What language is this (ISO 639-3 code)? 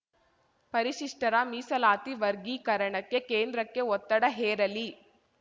kan